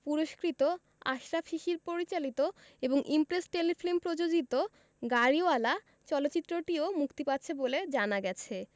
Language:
Bangla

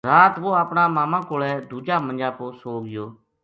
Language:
Gujari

